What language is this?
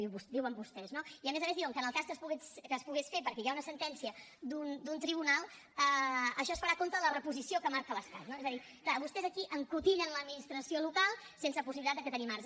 Catalan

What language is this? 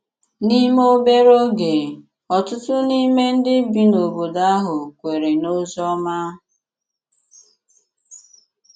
Igbo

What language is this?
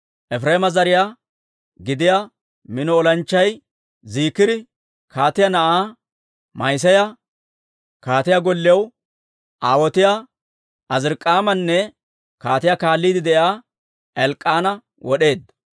Dawro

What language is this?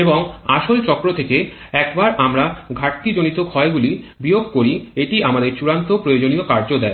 Bangla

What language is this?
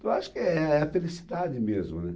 Portuguese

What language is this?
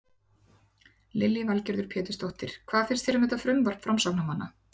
Icelandic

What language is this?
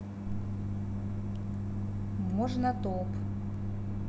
Russian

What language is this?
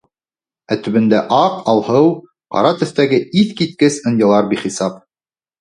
Bashkir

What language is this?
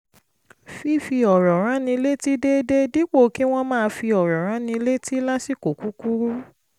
Yoruba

